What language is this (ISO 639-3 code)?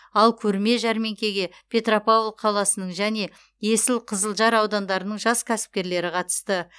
kaz